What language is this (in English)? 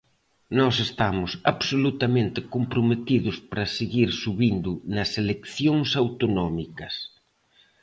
Galician